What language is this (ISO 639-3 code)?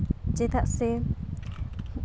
sat